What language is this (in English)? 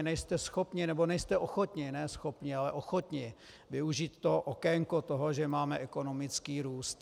Czech